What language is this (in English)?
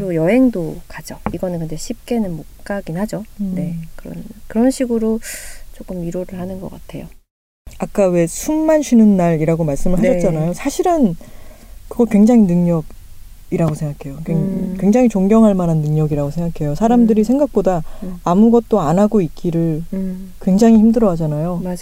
Korean